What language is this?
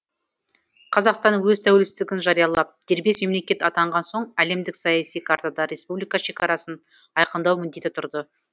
Kazakh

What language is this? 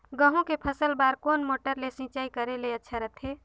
Chhattisgarhi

